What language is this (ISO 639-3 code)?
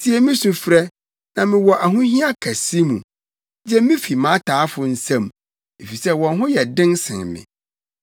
aka